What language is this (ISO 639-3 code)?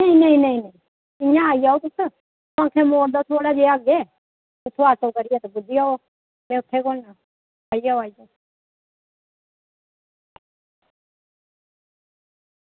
doi